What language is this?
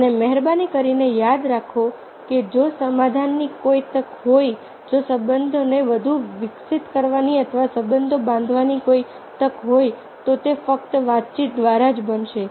Gujarati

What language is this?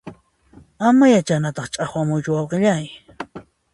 Puno Quechua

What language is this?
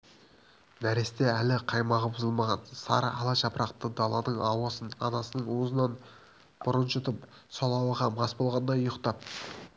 Kazakh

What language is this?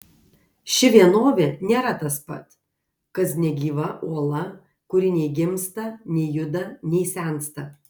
Lithuanian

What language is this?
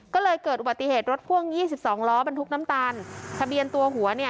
Thai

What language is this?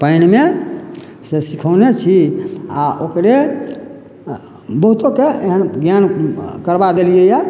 Maithili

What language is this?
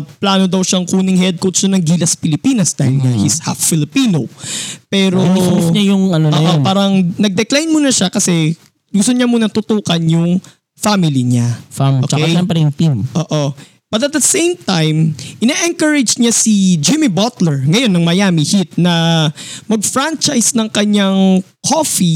Filipino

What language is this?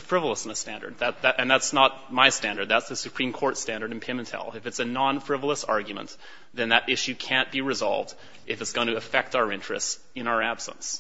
English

